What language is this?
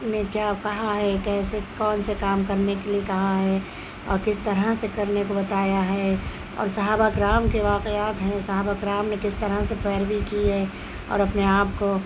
Urdu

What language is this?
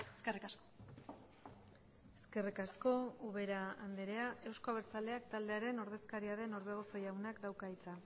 Basque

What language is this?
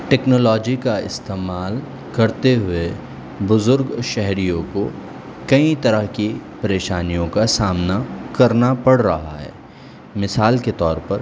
Urdu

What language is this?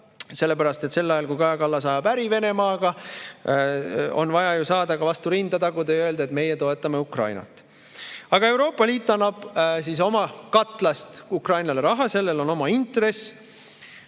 Estonian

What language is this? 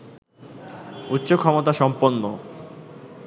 Bangla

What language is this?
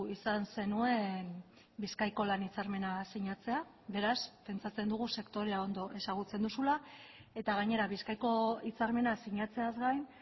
Basque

